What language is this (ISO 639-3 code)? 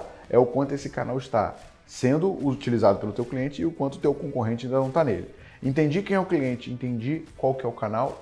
por